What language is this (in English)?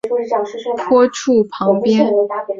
Chinese